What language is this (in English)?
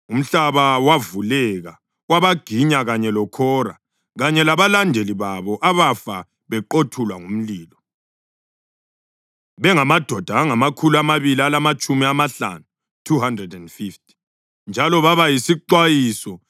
North Ndebele